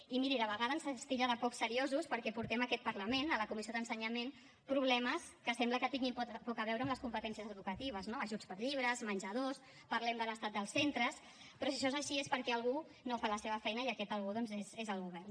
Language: Catalan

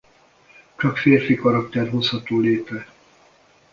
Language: Hungarian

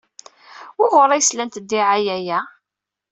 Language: Kabyle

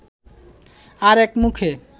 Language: Bangla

